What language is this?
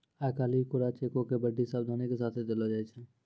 Maithili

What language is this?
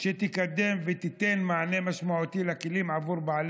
Hebrew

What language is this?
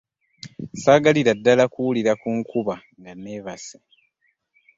Ganda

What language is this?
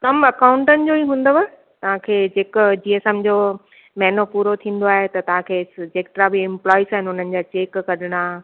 Sindhi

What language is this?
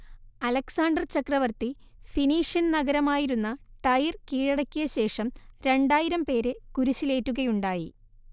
Malayalam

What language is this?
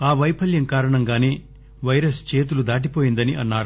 Telugu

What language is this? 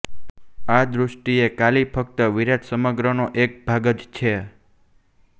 Gujarati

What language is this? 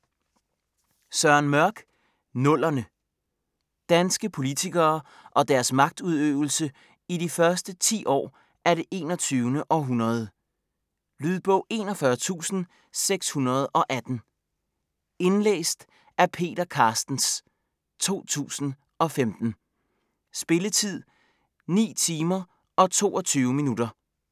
Danish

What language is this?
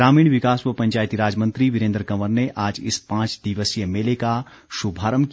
Hindi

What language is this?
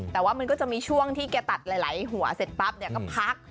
Thai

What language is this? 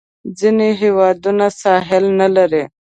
Pashto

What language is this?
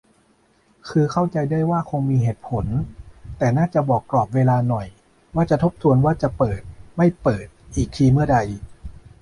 Thai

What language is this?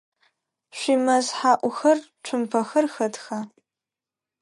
Adyghe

